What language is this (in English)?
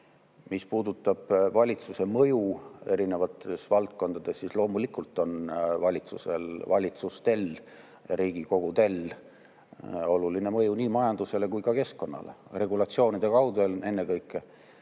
Estonian